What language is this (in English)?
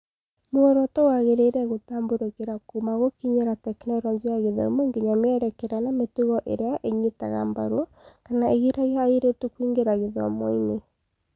Kikuyu